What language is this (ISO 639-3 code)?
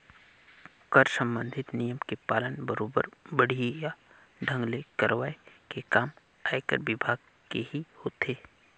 hne